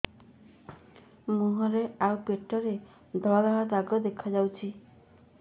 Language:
Odia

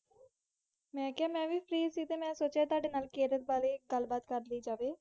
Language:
Punjabi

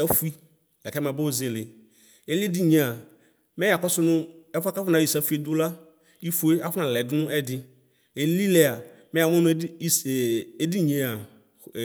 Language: Ikposo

